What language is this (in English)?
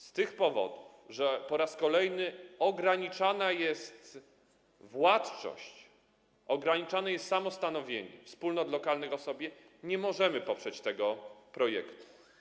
Polish